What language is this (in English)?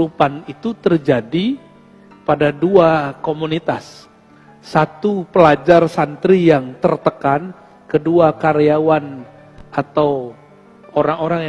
Indonesian